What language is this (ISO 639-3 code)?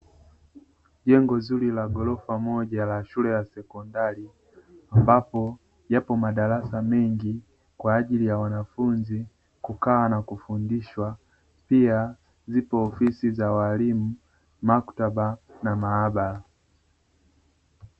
swa